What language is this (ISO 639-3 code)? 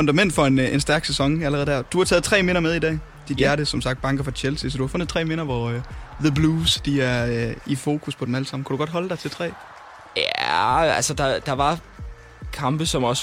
dan